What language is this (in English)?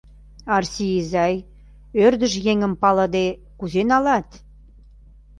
Mari